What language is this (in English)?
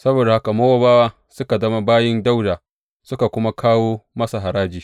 Hausa